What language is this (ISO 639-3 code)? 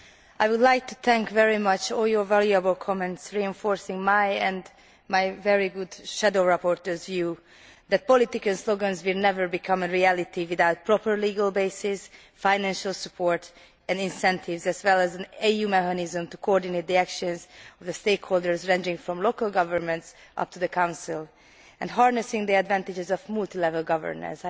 eng